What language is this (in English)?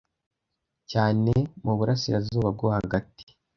Kinyarwanda